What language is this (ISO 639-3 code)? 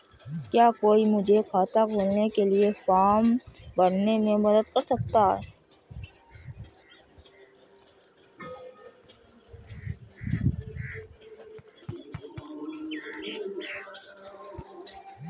hin